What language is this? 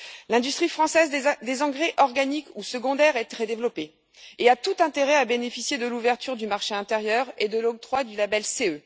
French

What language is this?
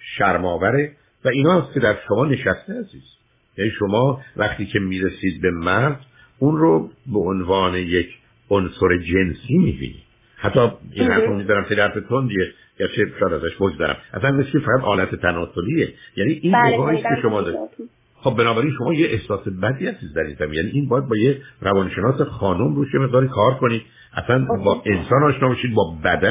Persian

